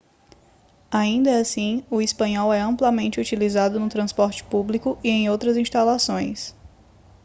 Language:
Portuguese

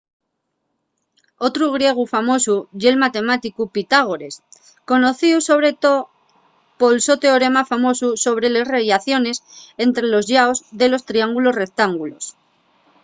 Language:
Asturian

